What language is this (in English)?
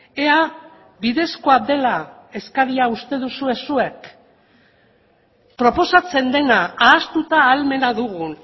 Basque